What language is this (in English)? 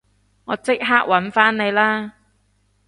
Cantonese